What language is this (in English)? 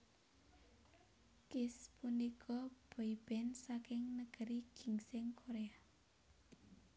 Javanese